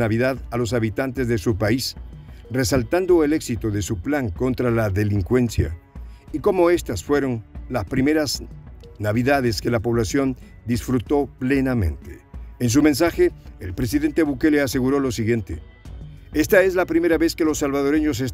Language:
Spanish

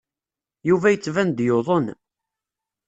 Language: Kabyle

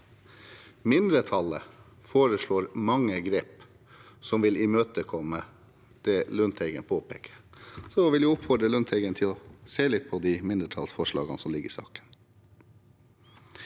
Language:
Norwegian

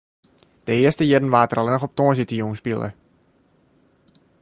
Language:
Western Frisian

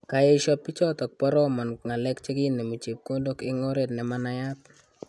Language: Kalenjin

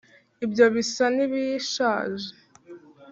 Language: Kinyarwanda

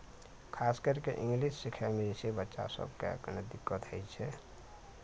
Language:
Maithili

